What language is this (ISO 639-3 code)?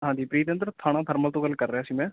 pan